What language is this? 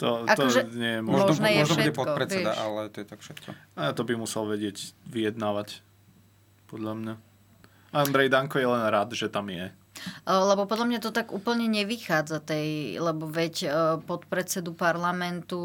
Slovak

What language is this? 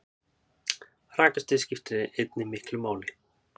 Icelandic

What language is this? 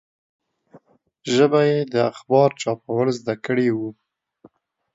Pashto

